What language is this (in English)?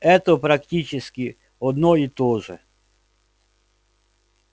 Russian